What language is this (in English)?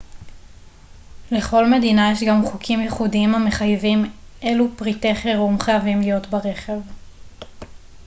Hebrew